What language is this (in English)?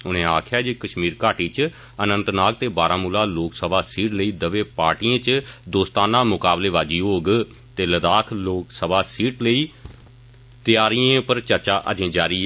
Dogri